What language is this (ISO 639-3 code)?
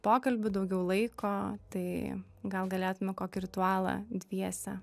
lit